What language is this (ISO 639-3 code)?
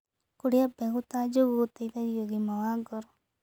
kik